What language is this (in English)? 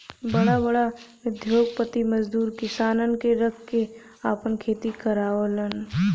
Bhojpuri